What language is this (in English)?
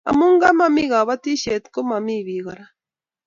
Kalenjin